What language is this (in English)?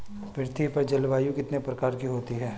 Hindi